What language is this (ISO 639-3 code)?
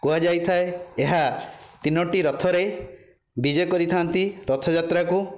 ori